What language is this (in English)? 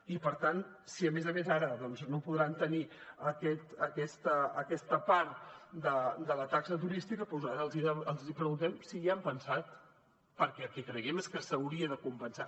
Catalan